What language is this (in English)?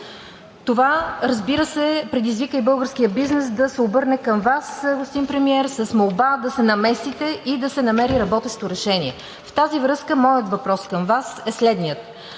Bulgarian